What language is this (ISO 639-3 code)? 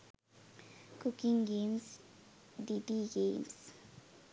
sin